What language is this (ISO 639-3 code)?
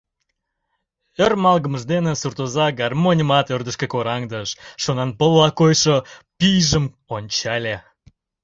chm